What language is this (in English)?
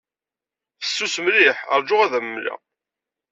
Kabyle